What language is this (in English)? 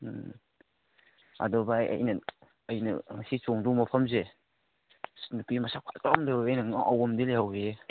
Manipuri